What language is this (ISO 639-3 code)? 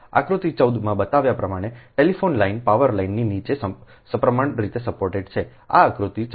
guj